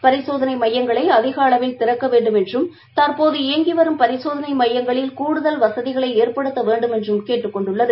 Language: Tamil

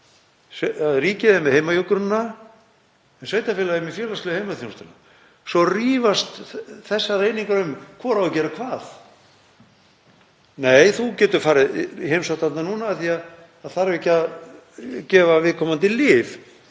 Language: Icelandic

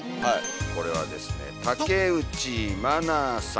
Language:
Japanese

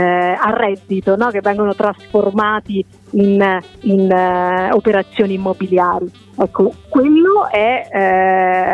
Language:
Italian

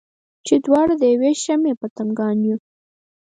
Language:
Pashto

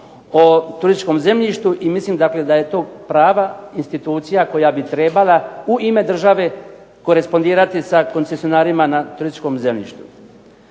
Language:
Croatian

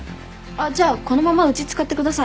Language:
Japanese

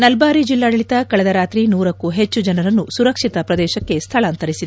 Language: Kannada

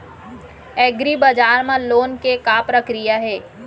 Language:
Chhattisgarhi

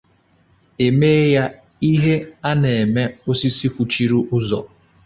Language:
Igbo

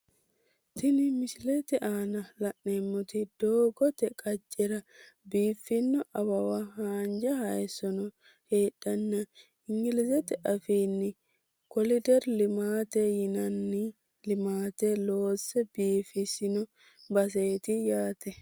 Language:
Sidamo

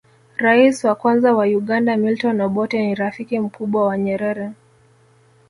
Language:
Swahili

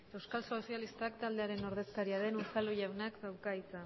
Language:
Basque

